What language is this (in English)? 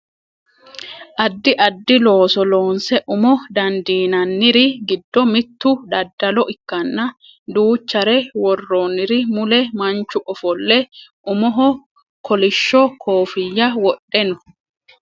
Sidamo